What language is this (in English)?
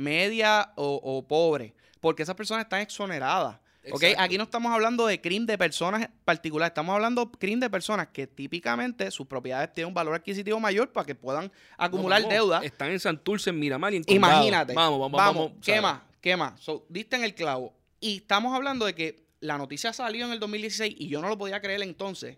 Spanish